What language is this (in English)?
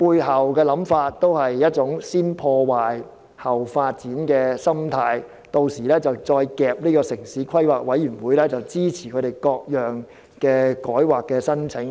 Cantonese